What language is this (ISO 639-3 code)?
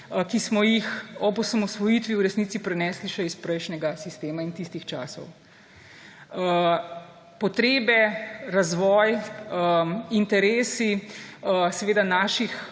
slv